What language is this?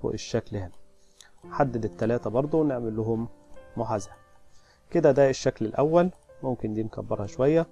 Arabic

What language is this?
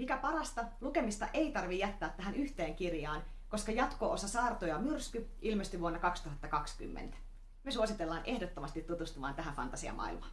Finnish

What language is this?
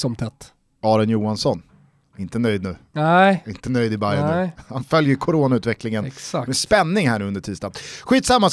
Swedish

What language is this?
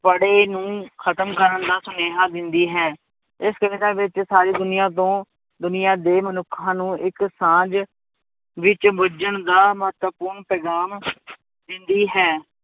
Punjabi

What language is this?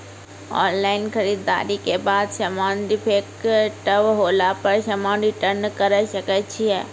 Maithili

